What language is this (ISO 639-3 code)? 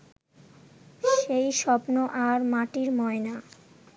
ben